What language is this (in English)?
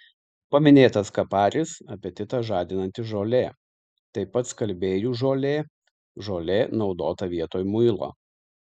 Lithuanian